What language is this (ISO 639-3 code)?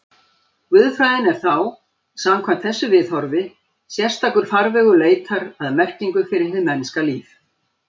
isl